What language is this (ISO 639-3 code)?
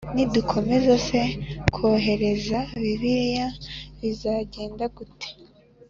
kin